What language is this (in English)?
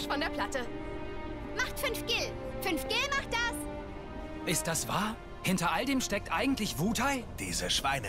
German